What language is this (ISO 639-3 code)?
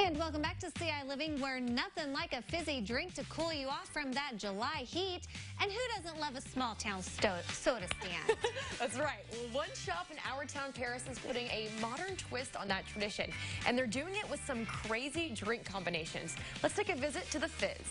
eng